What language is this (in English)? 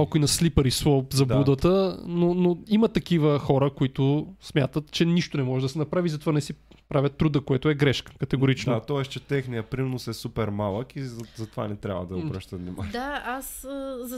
Bulgarian